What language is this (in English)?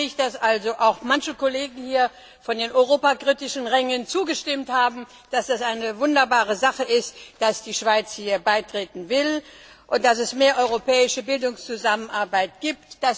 German